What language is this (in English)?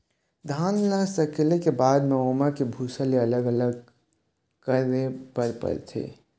Chhattisgarhi